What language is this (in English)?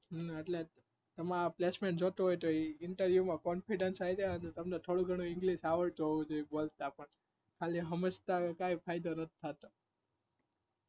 Gujarati